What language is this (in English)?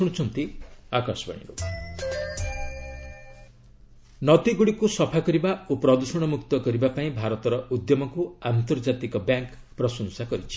Odia